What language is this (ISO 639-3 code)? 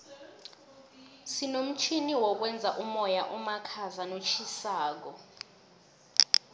nbl